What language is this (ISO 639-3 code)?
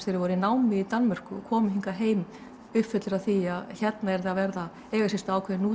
isl